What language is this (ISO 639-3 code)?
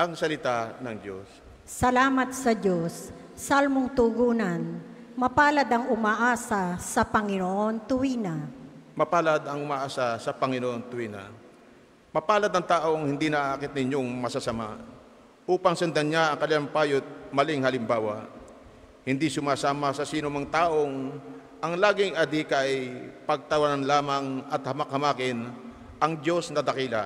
fil